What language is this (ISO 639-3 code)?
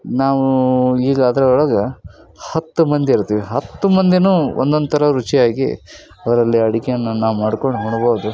kan